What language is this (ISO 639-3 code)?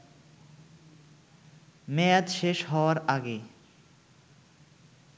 ben